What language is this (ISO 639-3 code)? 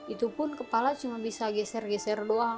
ind